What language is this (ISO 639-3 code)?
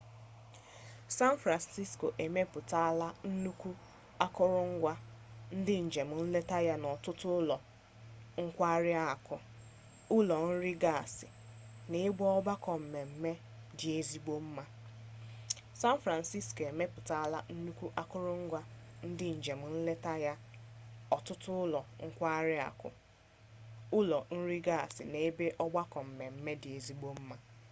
ibo